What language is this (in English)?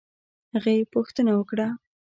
Pashto